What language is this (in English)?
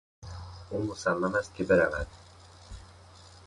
Persian